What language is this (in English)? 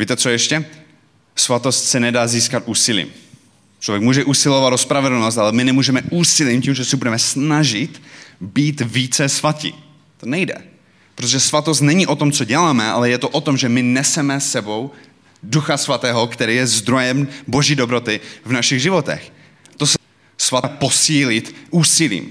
Czech